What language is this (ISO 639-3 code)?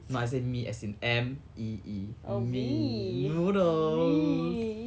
eng